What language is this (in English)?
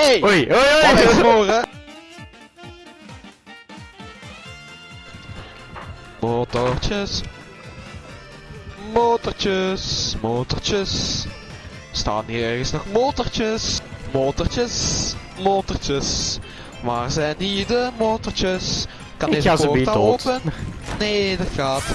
Dutch